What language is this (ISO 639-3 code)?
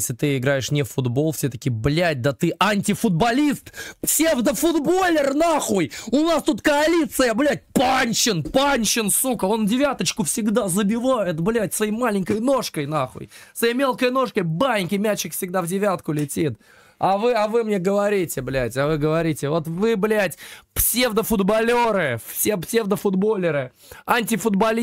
rus